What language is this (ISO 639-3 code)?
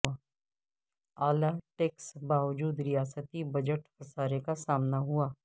urd